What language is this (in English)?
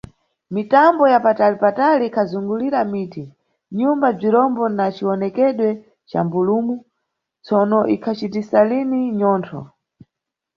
Nyungwe